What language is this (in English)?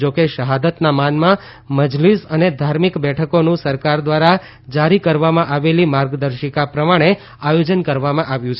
Gujarati